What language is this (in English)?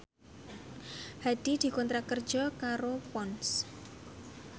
Javanese